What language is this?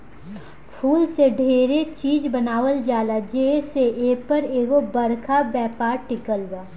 Bhojpuri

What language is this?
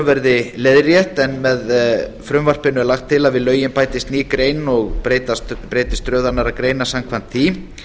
Icelandic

